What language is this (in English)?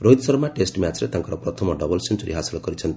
Odia